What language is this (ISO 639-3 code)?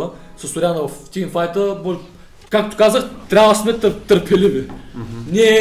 bul